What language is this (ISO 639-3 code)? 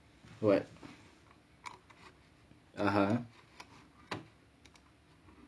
eng